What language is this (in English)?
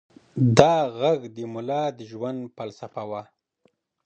Pashto